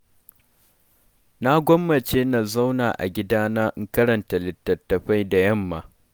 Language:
Hausa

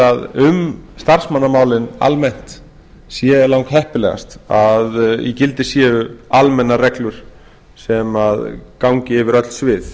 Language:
Icelandic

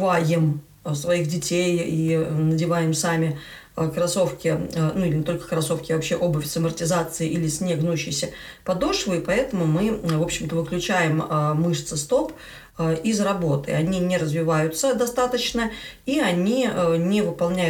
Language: Russian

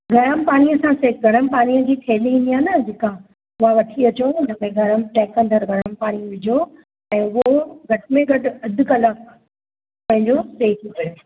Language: Sindhi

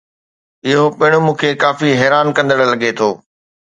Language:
Sindhi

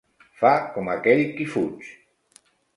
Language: Catalan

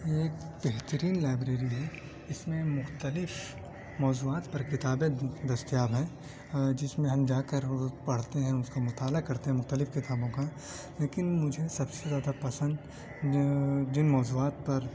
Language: Urdu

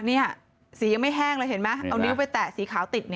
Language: Thai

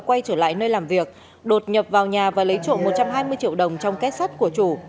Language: Vietnamese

